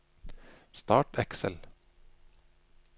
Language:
Norwegian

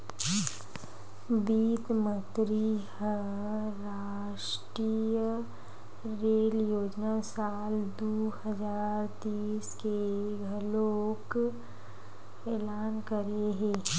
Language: Chhattisgarhi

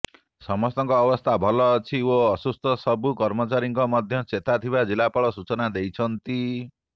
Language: Odia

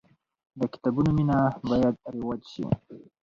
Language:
Pashto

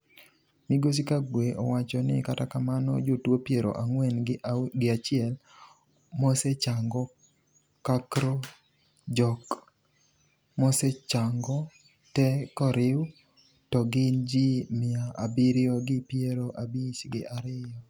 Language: Luo (Kenya and Tanzania)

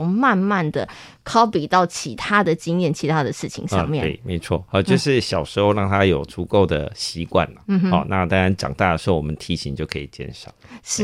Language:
Chinese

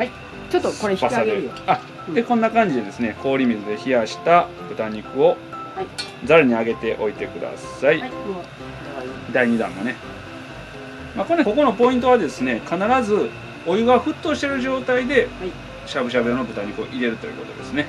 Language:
Japanese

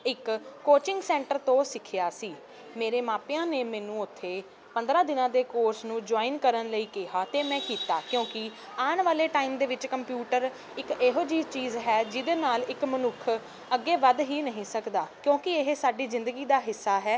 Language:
Punjabi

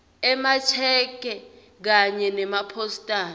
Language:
Swati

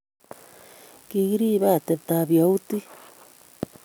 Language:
Kalenjin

